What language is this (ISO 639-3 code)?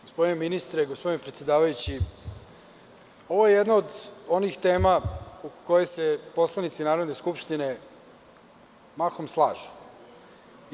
srp